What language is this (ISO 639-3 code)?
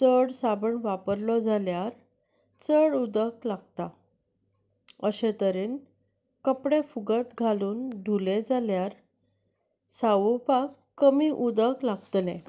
kok